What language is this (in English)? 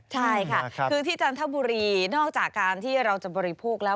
Thai